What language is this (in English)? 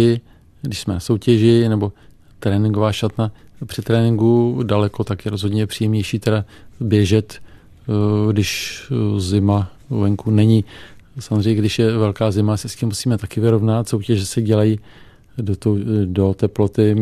Czech